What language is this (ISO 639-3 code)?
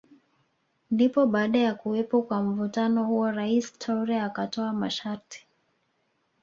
swa